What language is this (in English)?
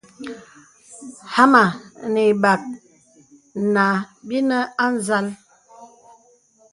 Bebele